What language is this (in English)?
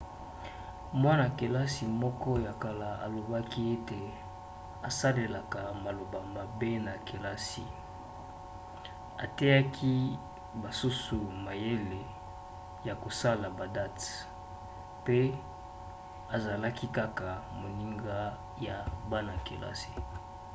Lingala